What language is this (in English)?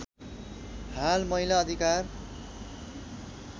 Nepali